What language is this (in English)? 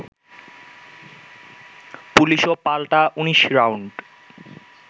Bangla